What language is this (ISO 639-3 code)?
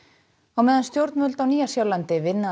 isl